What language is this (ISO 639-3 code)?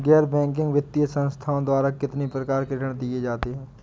hin